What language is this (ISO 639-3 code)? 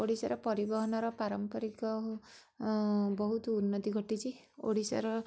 ori